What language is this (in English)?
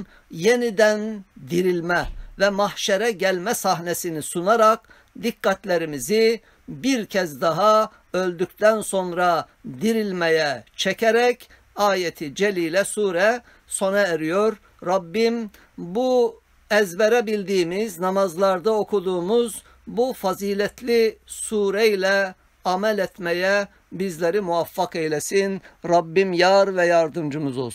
Turkish